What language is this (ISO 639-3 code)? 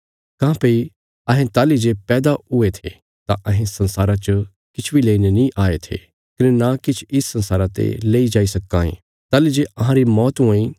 kfs